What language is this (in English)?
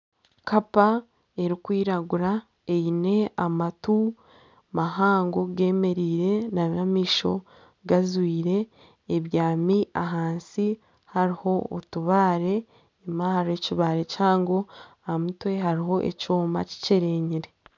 Nyankole